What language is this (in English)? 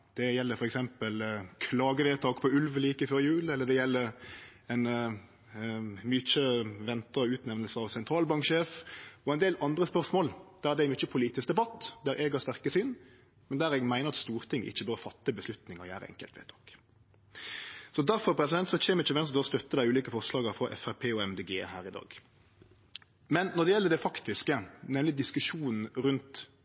Norwegian Nynorsk